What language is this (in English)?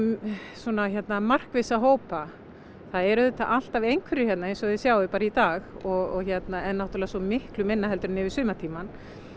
Icelandic